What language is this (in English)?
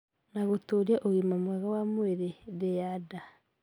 Kikuyu